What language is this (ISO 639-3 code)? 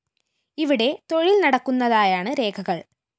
mal